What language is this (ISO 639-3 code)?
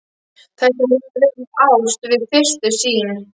isl